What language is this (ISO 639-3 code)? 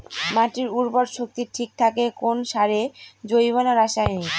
ben